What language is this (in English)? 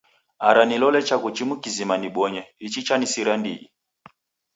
Taita